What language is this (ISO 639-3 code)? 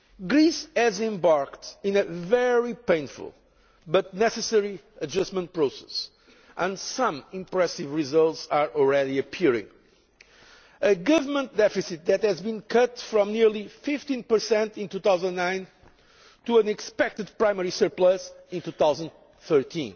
eng